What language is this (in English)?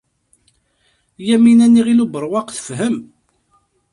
Kabyle